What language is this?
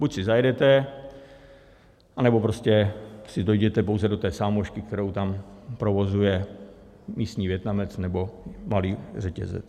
Czech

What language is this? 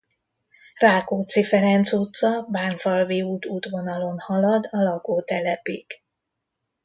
Hungarian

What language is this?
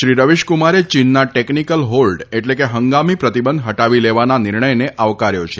Gujarati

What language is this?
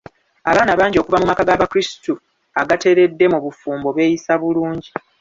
Ganda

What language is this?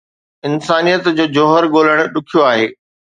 Sindhi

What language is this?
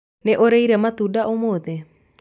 Kikuyu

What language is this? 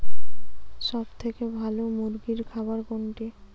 Bangla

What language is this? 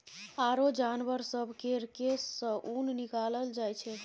Maithili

